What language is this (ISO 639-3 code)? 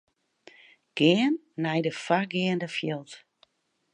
fry